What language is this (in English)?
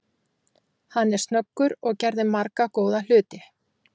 Icelandic